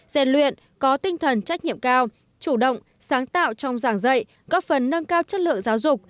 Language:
Vietnamese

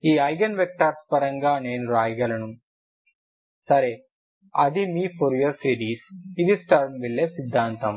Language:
Telugu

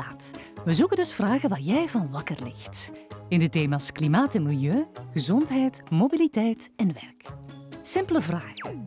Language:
Dutch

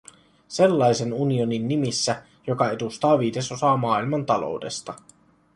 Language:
Finnish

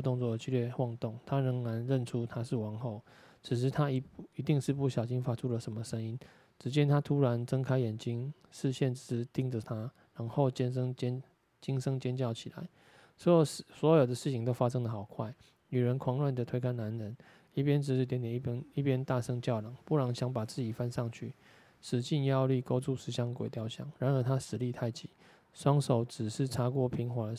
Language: Chinese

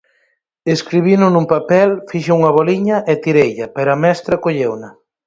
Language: Galician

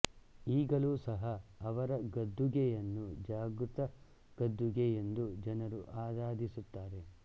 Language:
Kannada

